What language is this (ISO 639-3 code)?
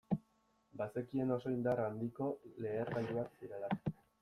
eus